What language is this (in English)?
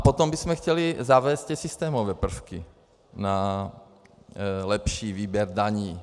Czech